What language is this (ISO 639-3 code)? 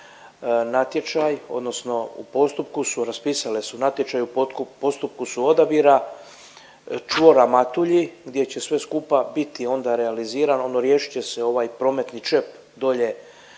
hrv